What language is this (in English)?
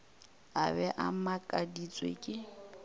Northern Sotho